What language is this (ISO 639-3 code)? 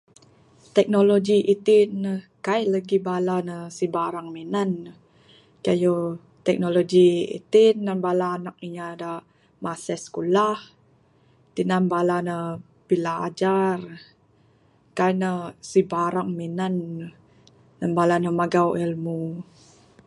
sdo